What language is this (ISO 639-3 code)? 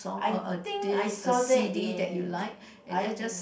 eng